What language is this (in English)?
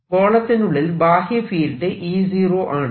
Malayalam